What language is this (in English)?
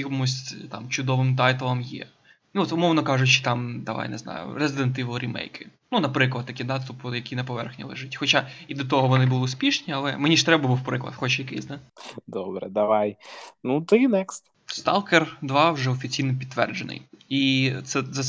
Ukrainian